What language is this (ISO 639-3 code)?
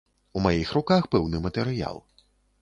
bel